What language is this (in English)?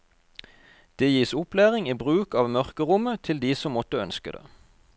Norwegian